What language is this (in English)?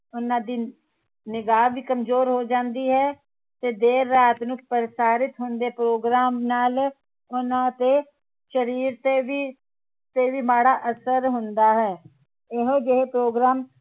Punjabi